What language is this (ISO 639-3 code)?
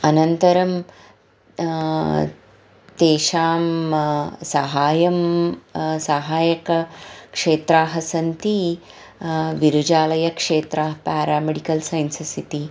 san